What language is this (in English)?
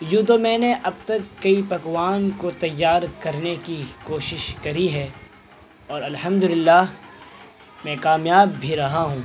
Urdu